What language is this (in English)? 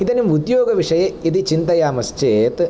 Sanskrit